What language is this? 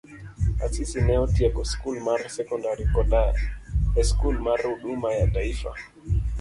Luo (Kenya and Tanzania)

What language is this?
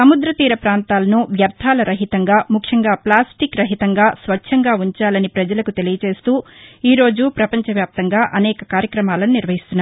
Telugu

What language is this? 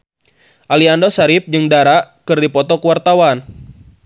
Sundanese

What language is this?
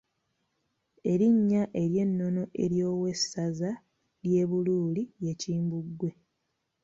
Ganda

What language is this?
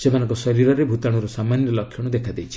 Odia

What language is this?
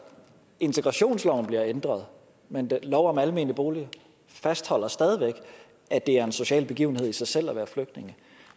Danish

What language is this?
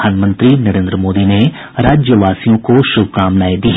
Hindi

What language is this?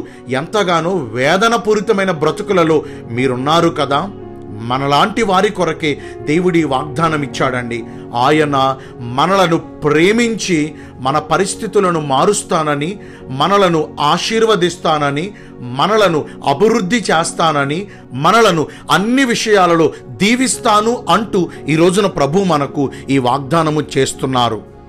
Telugu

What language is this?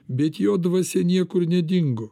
Lithuanian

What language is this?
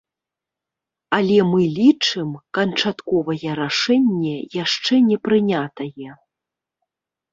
Belarusian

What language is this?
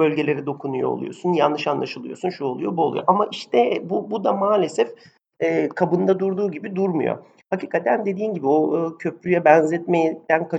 Turkish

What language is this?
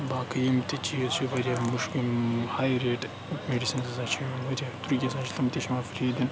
Kashmiri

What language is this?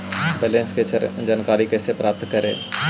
Magahi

